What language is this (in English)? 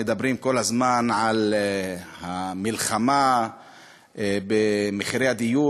Hebrew